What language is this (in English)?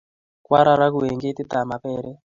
Kalenjin